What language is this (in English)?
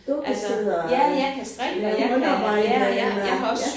Danish